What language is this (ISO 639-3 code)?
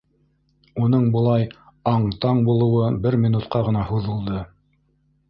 bak